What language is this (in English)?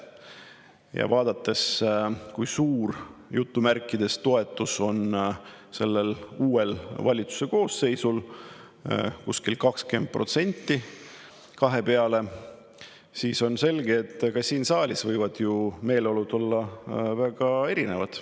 Estonian